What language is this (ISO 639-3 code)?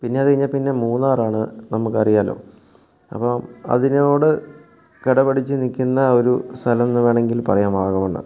mal